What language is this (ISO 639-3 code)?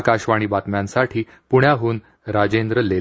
mar